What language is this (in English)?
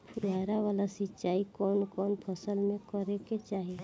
Bhojpuri